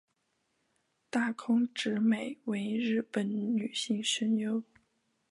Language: Chinese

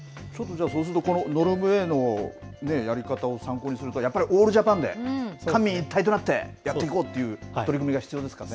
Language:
Japanese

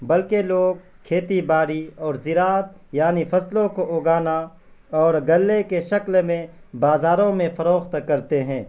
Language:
Urdu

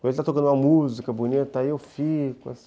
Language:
Portuguese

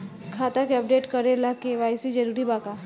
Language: Bhojpuri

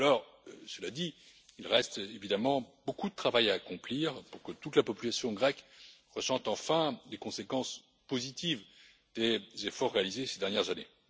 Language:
French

